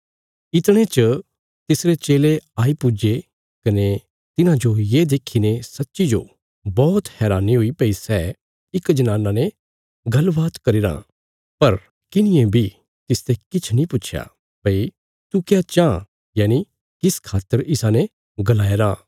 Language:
Bilaspuri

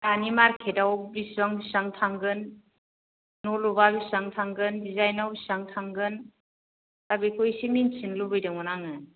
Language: Bodo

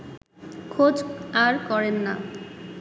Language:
Bangla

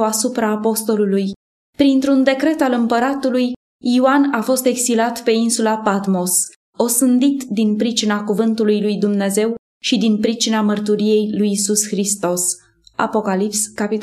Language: Romanian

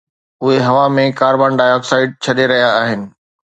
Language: Sindhi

